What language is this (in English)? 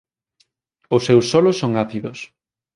Galician